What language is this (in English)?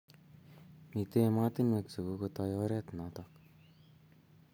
Kalenjin